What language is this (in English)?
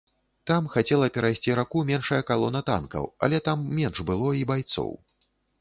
Belarusian